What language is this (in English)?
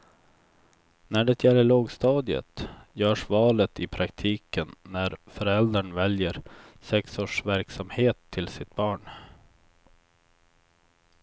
Swedish